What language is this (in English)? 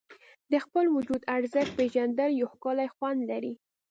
Pashto